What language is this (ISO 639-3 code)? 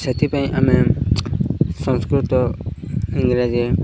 ori